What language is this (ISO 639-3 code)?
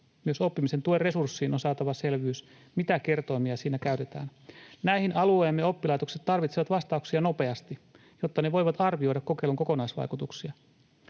fin